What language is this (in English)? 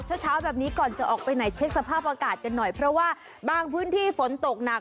Thai